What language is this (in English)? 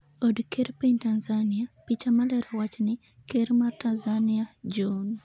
Luo (Kenya and Tanzania)